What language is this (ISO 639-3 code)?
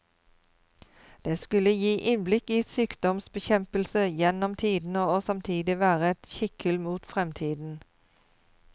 nor